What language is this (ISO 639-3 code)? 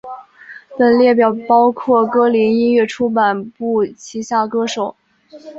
zho